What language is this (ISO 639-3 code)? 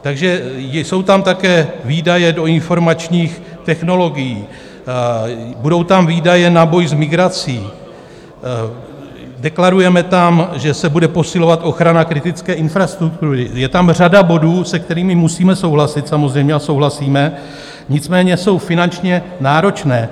ces